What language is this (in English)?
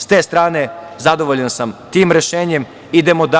Serbian